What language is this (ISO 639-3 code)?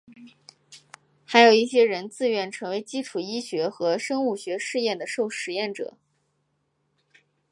zho